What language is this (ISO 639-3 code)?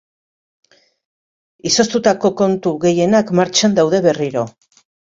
eus